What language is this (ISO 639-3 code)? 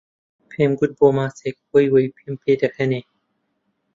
ckb